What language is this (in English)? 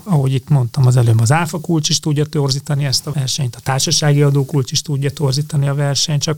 Hungarian